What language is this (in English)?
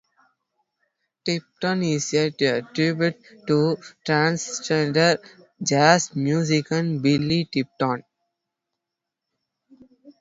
English